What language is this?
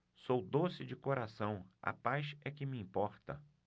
Portuguese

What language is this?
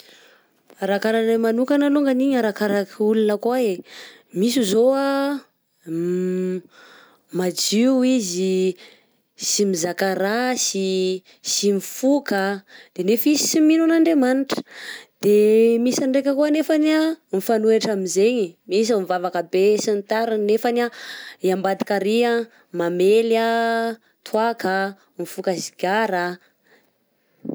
Southern Betsimisaraka Malagasy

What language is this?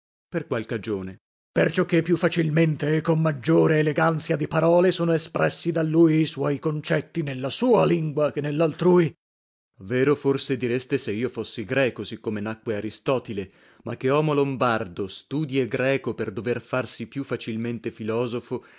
Italian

